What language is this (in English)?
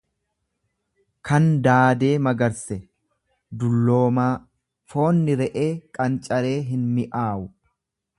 Oromo